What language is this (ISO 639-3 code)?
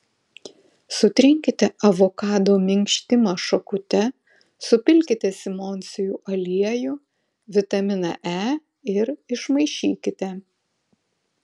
lit